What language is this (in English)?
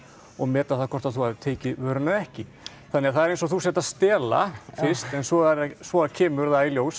Icelandic